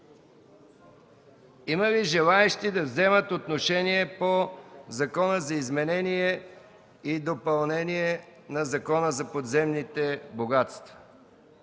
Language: Bulgarian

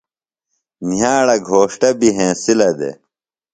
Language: Phalura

